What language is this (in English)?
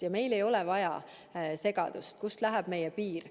Estonian